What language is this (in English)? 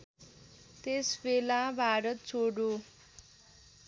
Nepali